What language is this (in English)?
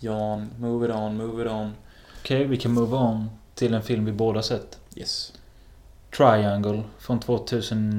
Swedish